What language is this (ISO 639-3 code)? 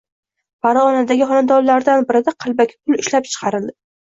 uzb